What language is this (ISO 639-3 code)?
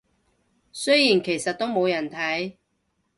yue